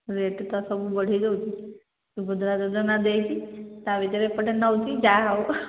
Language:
Odia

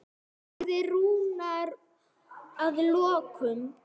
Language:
Icelandic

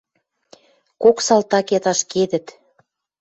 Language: Western Mari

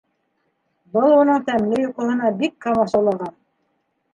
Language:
Bashkir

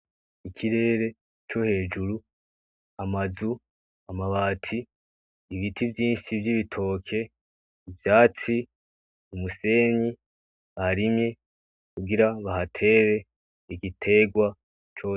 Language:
Rundi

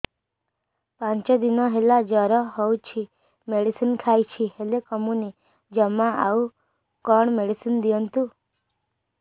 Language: Odia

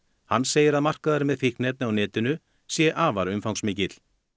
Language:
Icelandic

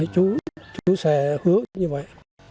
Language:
Vietnamese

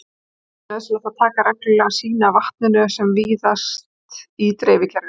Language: Icelandic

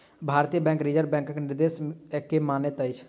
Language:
Maithili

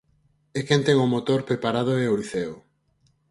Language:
Galician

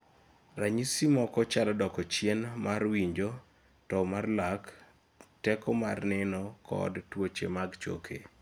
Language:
Luo (Kenya and Tanzania)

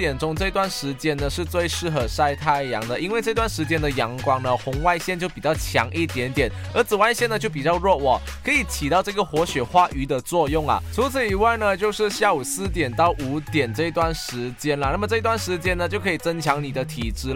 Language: Chinese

